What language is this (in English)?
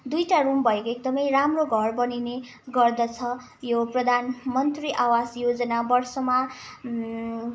Nepali